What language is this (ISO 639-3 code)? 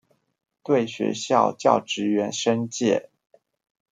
zho